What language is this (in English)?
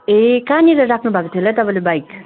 Nepali